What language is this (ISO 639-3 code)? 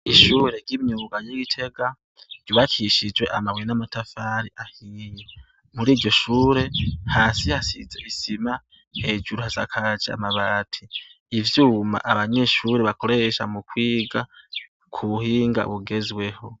run